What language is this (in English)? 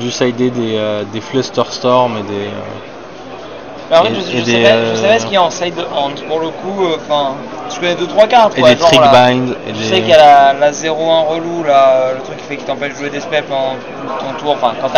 French